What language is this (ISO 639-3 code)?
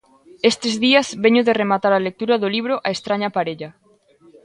glg